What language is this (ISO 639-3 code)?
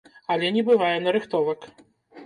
bel